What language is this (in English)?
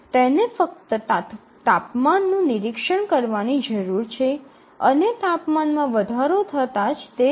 Gujarati